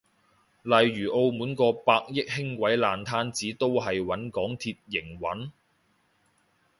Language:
Cantonese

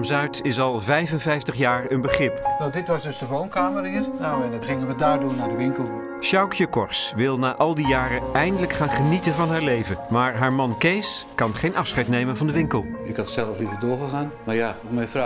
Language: Dutch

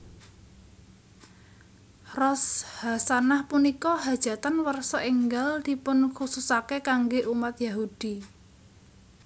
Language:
Javanese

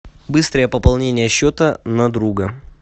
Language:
Russian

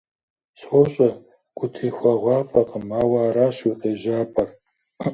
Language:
Kabardian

